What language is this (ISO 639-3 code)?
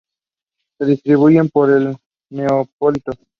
spa